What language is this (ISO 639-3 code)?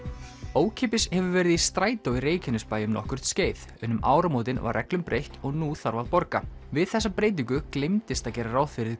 isl